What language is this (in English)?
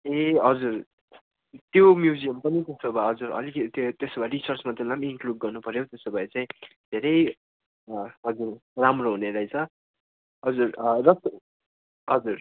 Nepali